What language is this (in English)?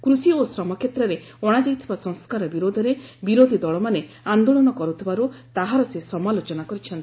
Odia